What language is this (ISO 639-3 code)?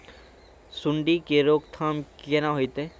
mai